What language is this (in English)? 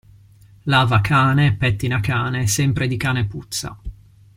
Italian